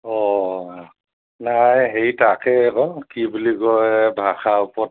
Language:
Assamese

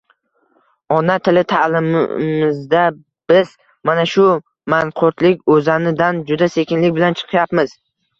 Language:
Uzbek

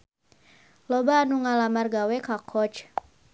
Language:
Sundanese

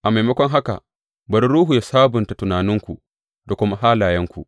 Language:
Hausa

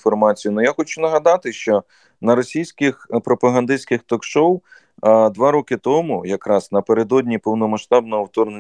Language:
Ukrainian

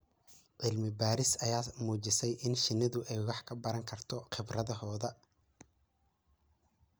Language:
Somali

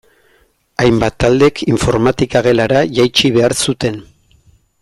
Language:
Basque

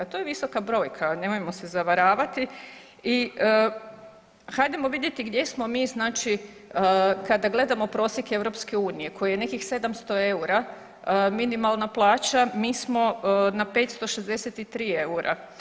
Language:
Croatian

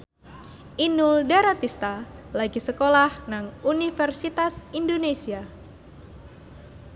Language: Javanese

